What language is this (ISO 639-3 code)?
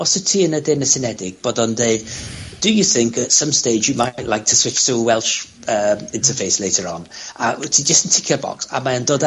cym